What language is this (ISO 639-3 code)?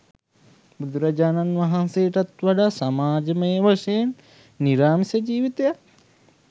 sin